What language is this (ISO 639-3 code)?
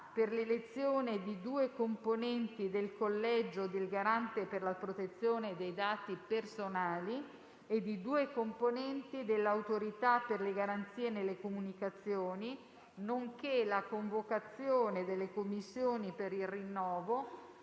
ita